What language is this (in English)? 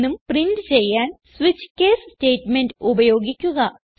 Malayalam